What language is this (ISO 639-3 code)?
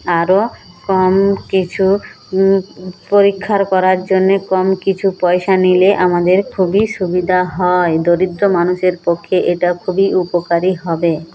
ben